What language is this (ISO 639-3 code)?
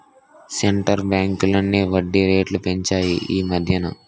tel